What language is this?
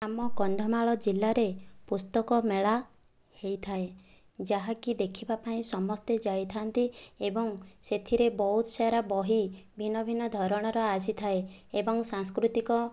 Odia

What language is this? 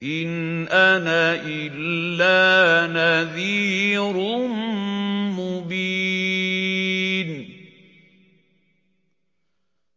Arabic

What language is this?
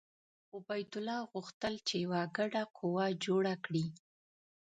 Pashto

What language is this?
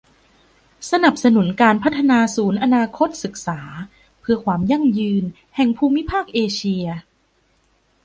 Thai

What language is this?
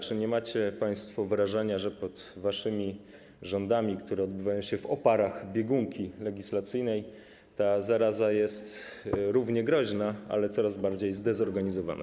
Polish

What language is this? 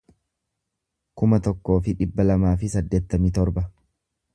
Oromo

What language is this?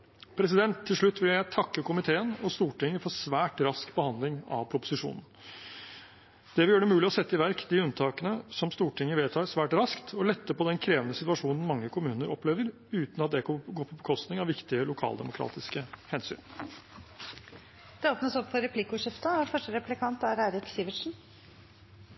Norwegian Bokmål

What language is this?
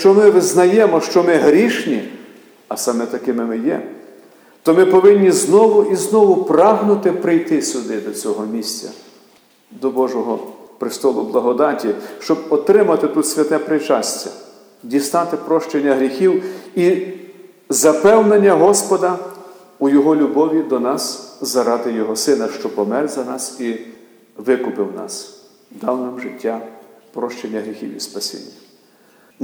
Ukrainian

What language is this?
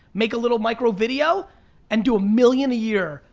English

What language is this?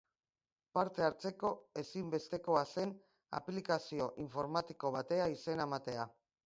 Basque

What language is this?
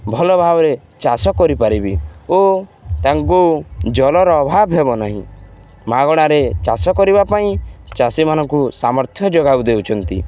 Odia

